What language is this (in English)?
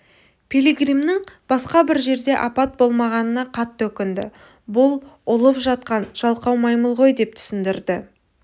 Kazakh